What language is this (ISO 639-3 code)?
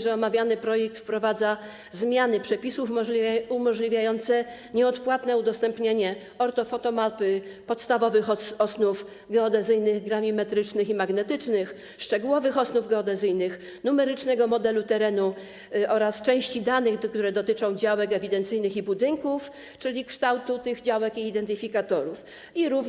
pol